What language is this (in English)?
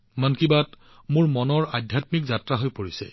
Assamese